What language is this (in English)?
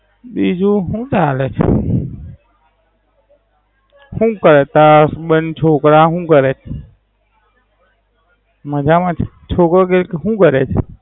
Gujarati